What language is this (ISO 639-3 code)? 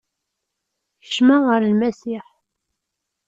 kab